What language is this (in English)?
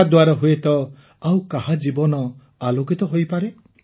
Odia